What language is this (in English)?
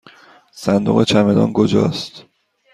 Persian